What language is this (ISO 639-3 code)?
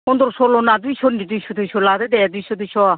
brx